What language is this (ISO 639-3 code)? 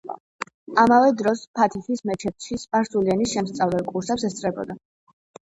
kat